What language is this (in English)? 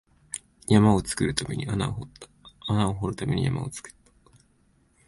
Japanese